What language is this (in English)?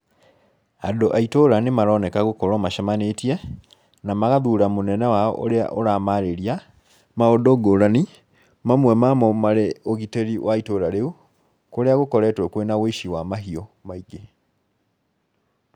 Kikuyu